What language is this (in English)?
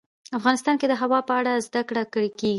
Pashto